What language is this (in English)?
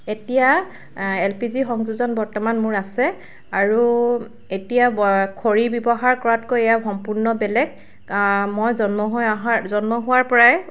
Assamese